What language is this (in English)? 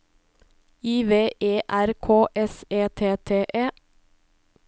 Norwegian